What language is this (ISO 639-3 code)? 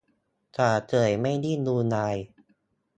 tha